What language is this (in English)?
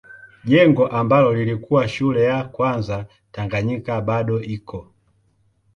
Swahili